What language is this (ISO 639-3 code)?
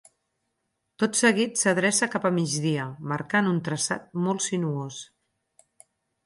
cat